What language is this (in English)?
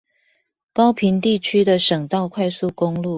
Chinese